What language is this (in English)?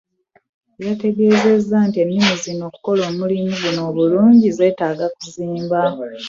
Ganda